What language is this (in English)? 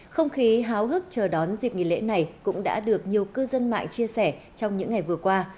Vietnamese